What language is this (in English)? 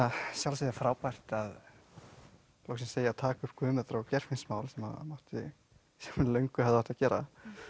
Icelandic